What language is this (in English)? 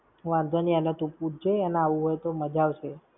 Gujarati